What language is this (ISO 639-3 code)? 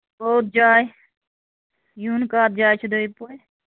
kas